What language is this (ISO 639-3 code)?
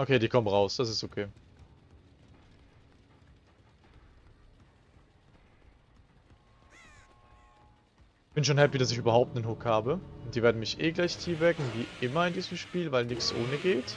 deu